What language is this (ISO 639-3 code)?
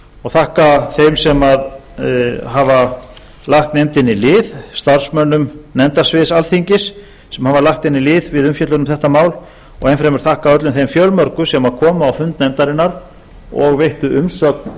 isl